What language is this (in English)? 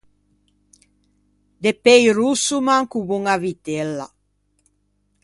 Ligurian